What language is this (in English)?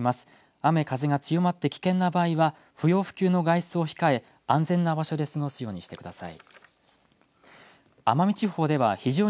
Japanese